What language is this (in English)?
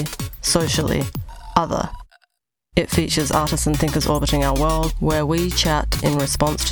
English